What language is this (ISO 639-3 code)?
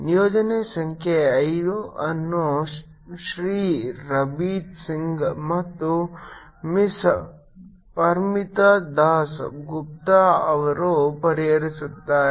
kan